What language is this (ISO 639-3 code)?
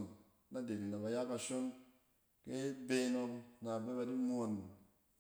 cen